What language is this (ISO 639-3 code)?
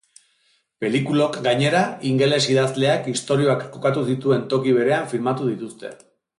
eus